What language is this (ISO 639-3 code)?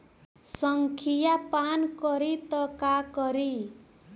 bho